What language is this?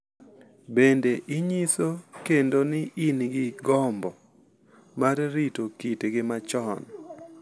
Luo (Kenya and Tanzania)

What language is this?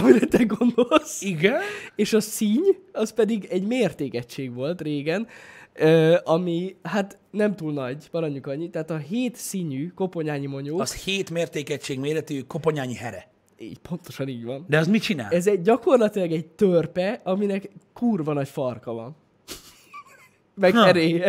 Hungarian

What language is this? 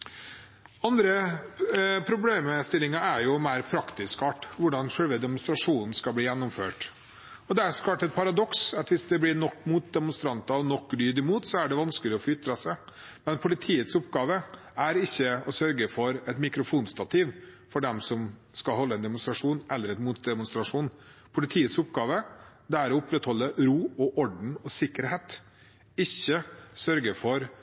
Norwegian Bokmål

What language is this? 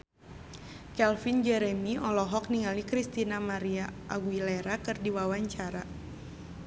Sundanese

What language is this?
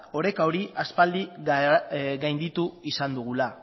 Basque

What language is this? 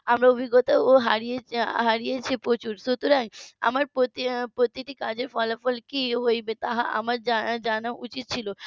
Bangla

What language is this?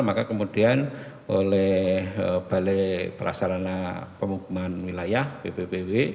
Indonesian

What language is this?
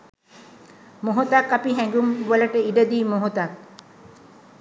Sinhala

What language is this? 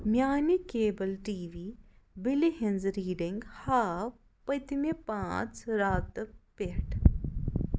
Kashmiri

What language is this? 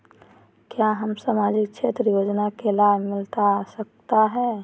Magahi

